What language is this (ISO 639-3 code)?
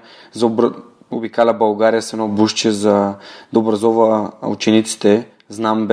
bul